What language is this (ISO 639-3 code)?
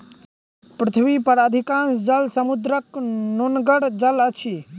mai